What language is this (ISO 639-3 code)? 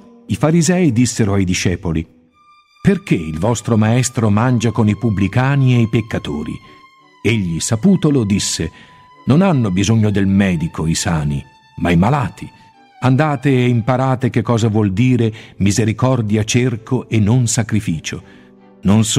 ita